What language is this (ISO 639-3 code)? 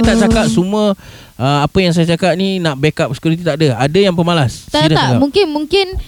msa